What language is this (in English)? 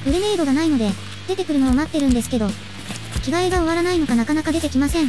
Japanese